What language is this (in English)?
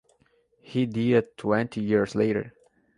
English